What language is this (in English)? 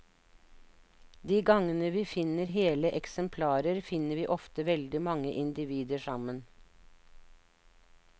Norwegian